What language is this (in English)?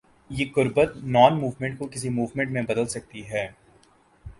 Urdu